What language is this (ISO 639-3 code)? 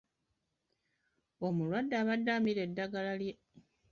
lug